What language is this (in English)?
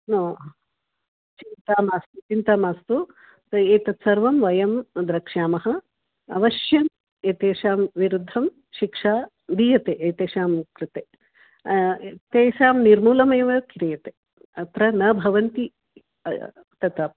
Sanskrit